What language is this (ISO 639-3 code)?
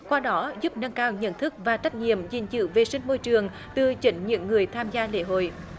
vie